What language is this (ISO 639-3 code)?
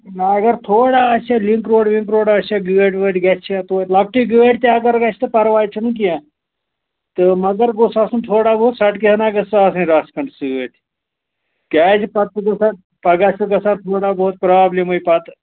kas